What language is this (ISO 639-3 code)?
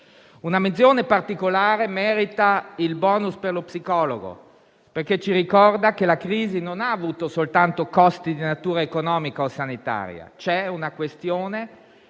ita